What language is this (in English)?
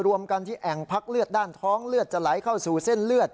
Thai